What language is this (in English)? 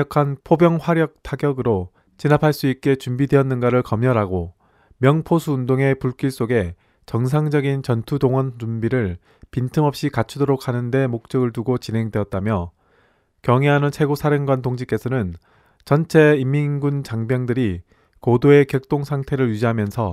Korean